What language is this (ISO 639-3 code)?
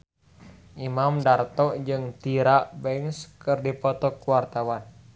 sun